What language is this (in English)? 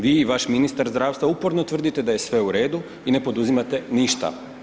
Croatian